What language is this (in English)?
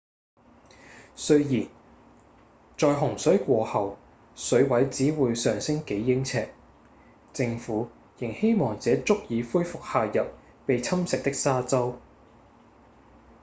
Cantonese